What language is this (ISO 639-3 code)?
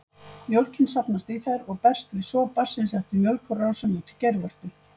isl